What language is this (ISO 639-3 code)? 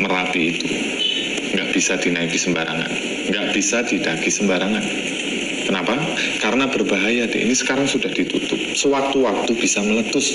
ind